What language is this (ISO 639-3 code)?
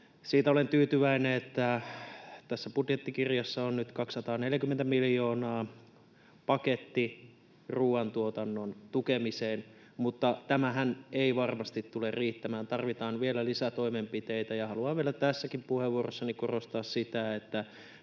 fin